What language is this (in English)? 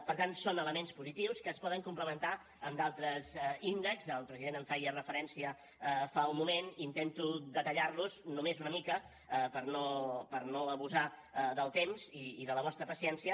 Catalan